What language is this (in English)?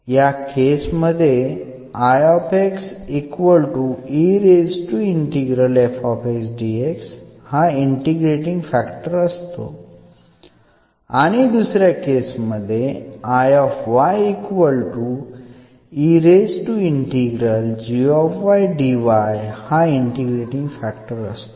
Marathi